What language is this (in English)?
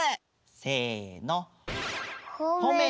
Japanese